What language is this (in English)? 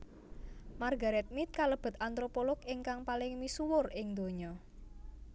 Javanese